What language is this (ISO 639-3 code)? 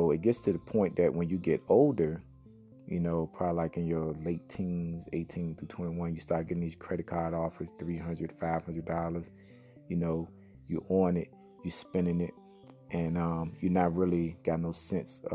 eng